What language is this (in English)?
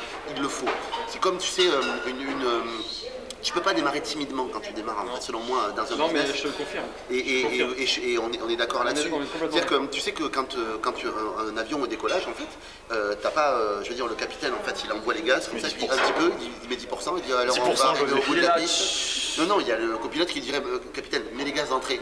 French